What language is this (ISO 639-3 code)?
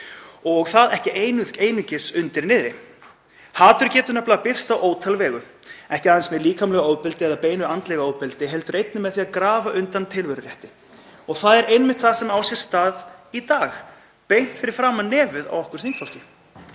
isl